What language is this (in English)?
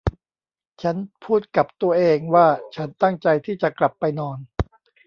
Thai